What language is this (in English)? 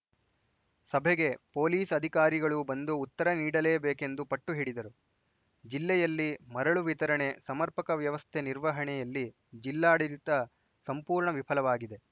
Kannada